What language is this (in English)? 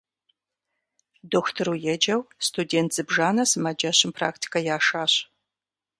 Kabardian